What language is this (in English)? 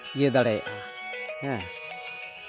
Santali